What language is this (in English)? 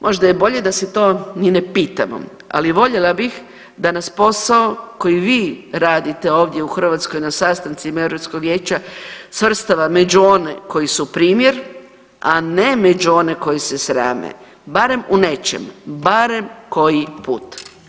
Croatian